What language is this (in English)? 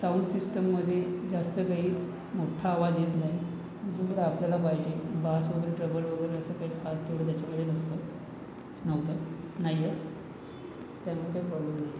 Marathi